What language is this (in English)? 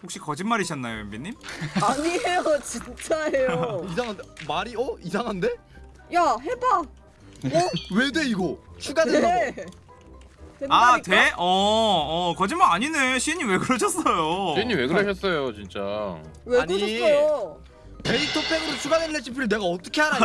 Korean